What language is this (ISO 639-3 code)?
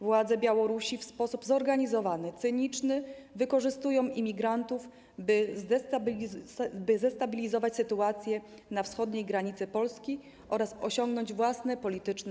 pol